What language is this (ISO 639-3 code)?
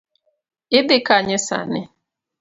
luo